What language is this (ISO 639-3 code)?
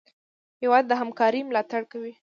pus